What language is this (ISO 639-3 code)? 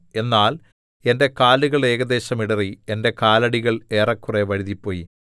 mal